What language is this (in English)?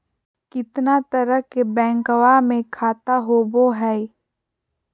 Magahi